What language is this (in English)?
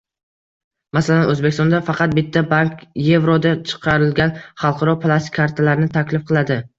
Uzbek